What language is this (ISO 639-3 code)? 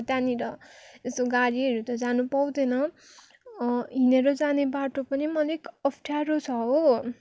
nep